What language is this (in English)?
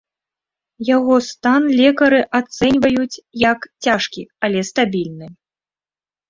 Belarusian